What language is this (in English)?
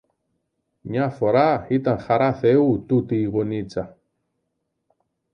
Greek